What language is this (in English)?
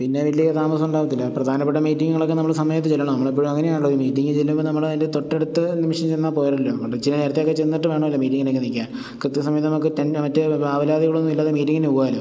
Malayalam